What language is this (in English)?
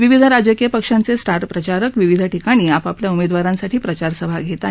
Marathi